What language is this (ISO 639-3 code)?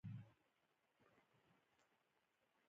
pus